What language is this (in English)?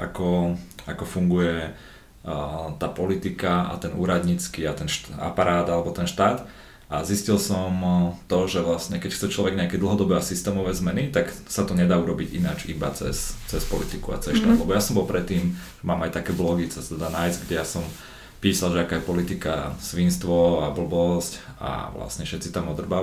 Slovak